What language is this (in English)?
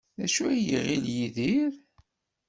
Kabyle